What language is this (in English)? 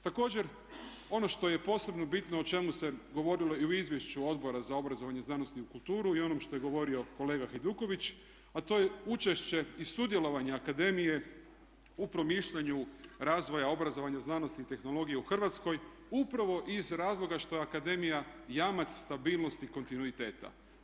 Croatian